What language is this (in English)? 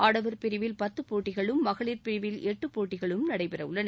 Tamil